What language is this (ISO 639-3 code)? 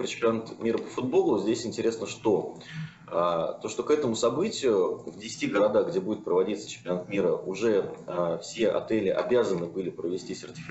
rus